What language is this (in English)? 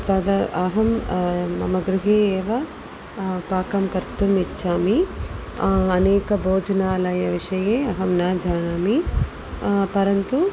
Sanskrit